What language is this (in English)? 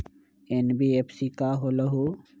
Magahi